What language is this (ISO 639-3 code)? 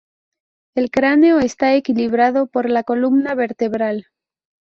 spa